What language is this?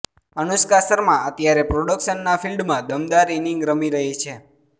Gujarati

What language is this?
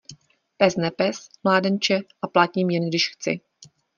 Czech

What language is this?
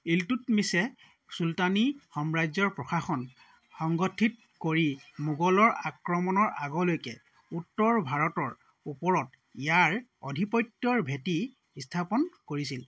Assamese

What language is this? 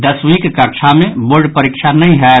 Maithili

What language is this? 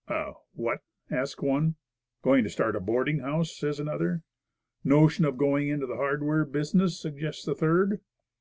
English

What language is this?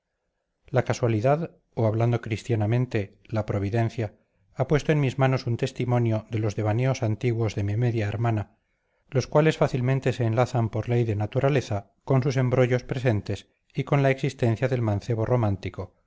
Spanish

